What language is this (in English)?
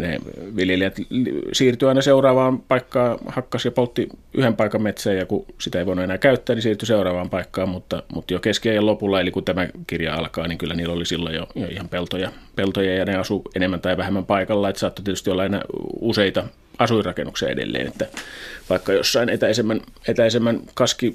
Finnish